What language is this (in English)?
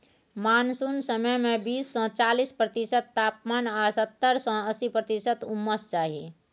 Maithili